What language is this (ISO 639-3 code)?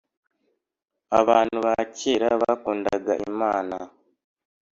kin